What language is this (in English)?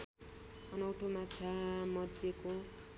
Nepali